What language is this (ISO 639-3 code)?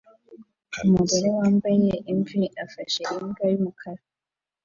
kin